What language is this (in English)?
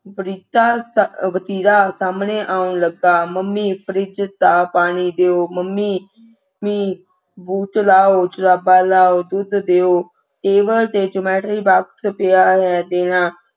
Punjabi